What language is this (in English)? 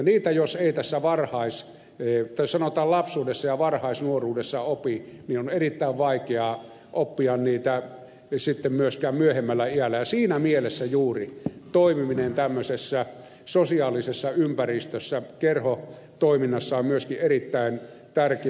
Finnish